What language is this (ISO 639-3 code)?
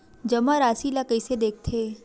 hne